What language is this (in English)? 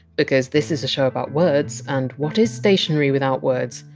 English